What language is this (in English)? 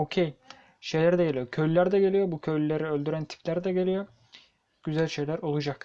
Turkish